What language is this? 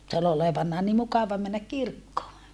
Finnish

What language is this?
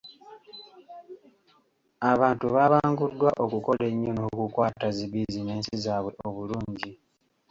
Ganda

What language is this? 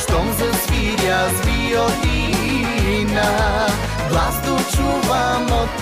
Bulgarian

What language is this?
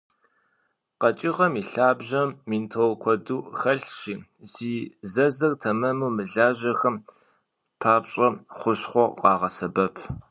Kabardian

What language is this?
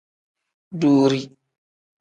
Tem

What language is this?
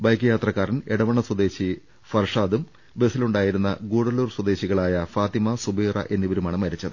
Malayalam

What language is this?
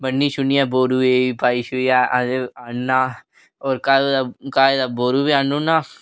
Dogri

